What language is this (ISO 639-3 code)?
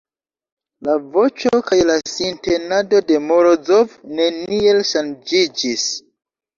epo